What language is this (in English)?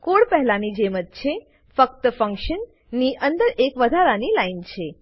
Gujarati